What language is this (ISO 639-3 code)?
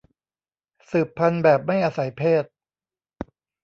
tha